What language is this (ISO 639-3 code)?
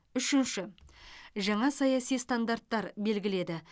kaz